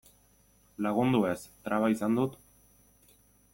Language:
Basque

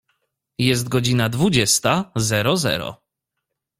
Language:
Polish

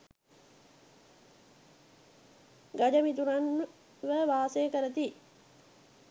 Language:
Sinhala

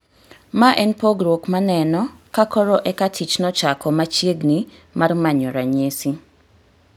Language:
Luo (Kenya and Tanzania)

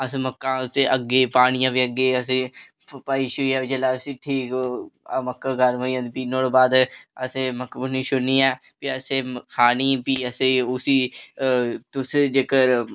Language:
Dogri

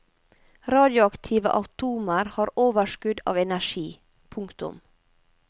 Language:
Norwegian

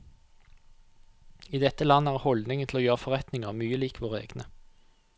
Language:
Norwegian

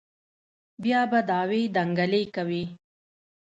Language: Pashto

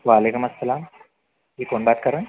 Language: Urdu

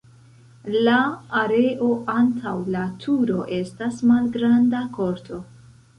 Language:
Esperanto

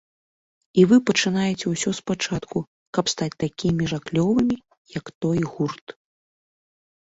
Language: Belarusian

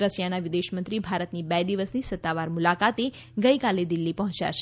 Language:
Gujarati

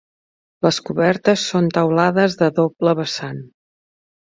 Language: Catalan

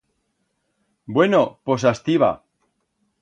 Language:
Aragonese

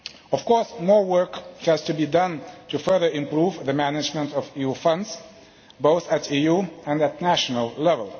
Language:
English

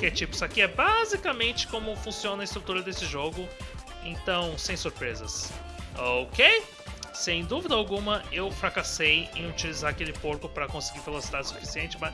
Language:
Portuguese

